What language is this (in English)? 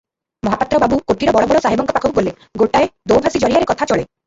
Odia